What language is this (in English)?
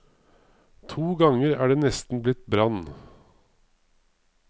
Norwegian